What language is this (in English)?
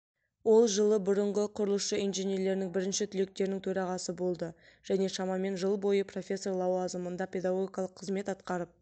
Kazakh